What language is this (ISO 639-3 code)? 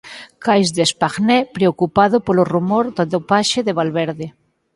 glg